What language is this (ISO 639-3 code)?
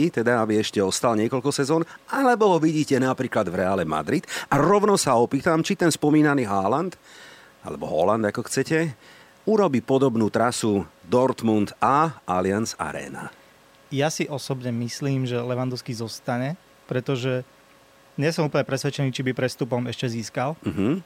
slk